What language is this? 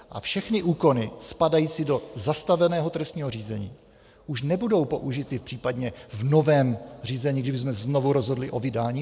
Czech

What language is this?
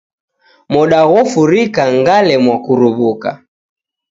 Taita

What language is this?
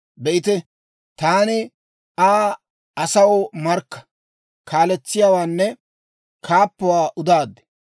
Dawro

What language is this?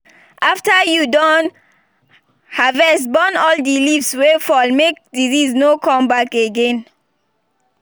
Nigerian Pidgin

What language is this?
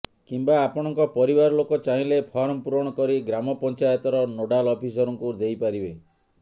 Odia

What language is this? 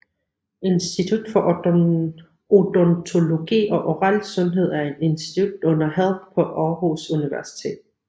Danish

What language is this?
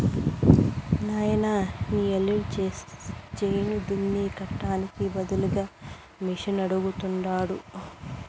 Telugu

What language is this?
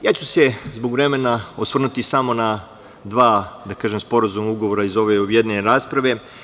Serbian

